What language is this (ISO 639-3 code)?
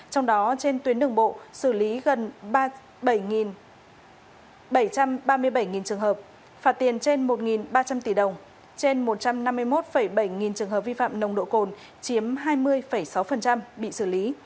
vie